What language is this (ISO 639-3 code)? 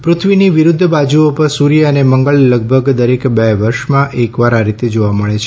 guj